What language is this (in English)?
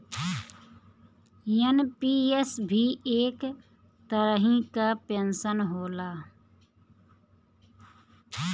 Bhojpuri